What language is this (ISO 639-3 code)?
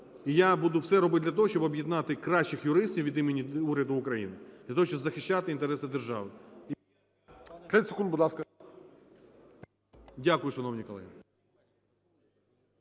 ukr